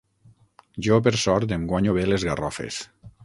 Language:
Catalan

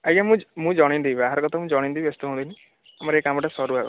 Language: Odia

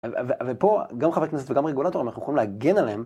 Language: Hebrew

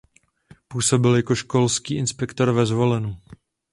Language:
Czech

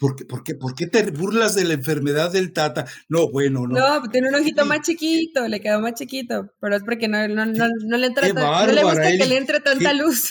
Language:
Spanish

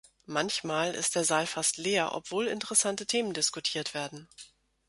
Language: German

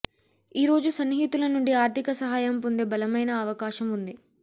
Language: Telugu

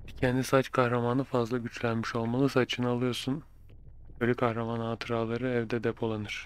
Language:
Turkish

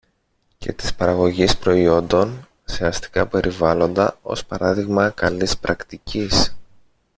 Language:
Greek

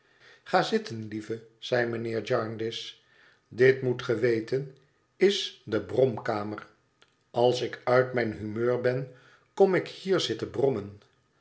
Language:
Dutch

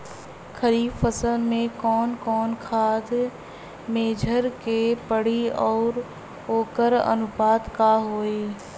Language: Bhojpuri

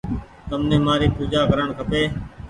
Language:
Goaria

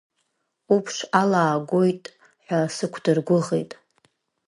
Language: Abkhazian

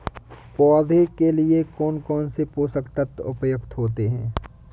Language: Hindi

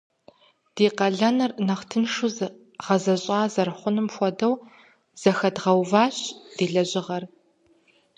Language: Kabardian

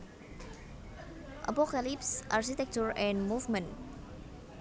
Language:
Javanese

